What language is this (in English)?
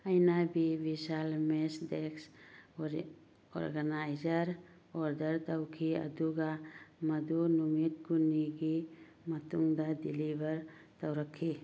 Manipuri